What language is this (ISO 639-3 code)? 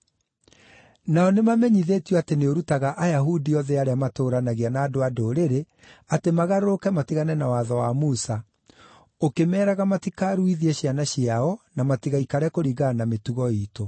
kik